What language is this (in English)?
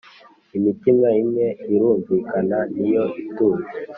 Kinyarwanda